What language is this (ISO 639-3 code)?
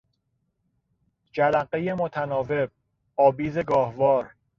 fas